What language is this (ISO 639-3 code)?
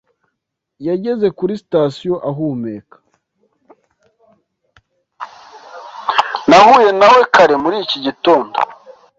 kin